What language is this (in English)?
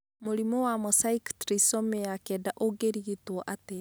Kikuyu